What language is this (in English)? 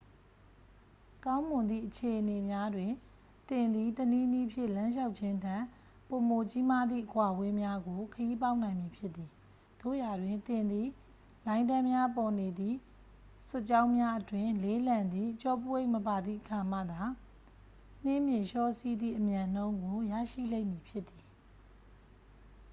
Burmese